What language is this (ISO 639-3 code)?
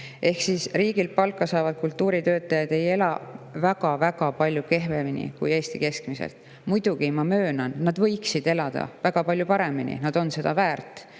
est